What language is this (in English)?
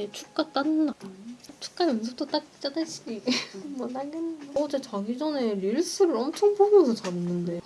Korean